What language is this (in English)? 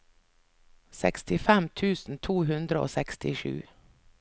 Norwegian